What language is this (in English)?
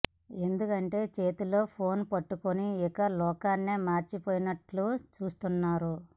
Telugu